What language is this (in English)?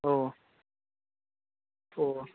Manipuri